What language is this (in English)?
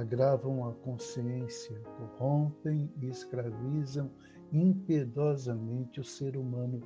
Portuguese